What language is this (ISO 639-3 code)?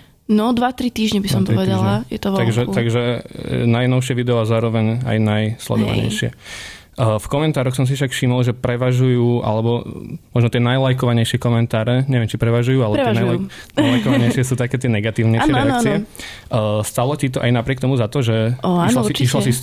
slk